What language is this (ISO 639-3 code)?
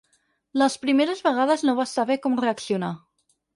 cat